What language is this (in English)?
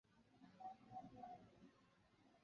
Chinese